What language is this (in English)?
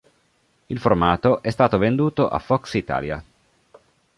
Italian